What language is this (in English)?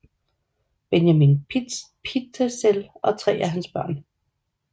Danish